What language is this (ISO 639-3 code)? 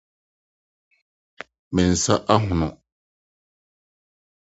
aka